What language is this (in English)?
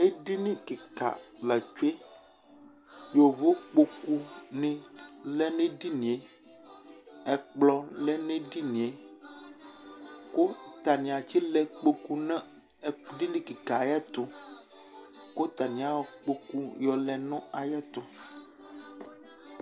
Ikposo